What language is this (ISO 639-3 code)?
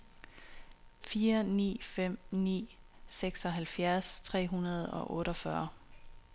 dan